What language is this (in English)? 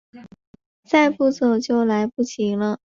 Chinese